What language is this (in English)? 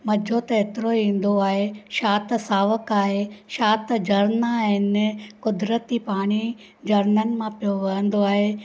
Sindhi